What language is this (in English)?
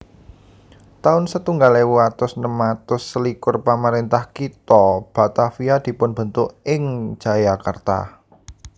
Javanese